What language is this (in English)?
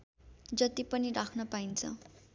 Nepali